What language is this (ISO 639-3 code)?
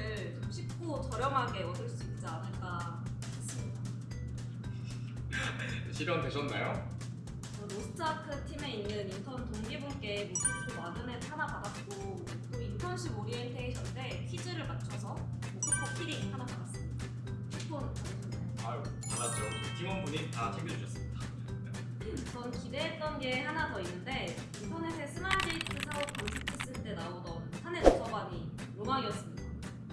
kor